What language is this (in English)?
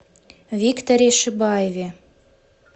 Russian